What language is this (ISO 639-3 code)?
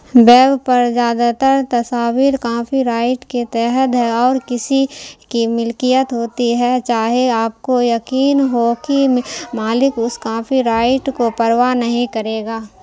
urd